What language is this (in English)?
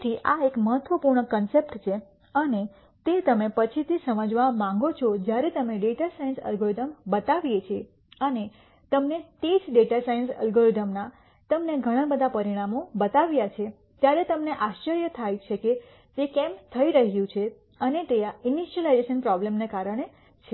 Gujarati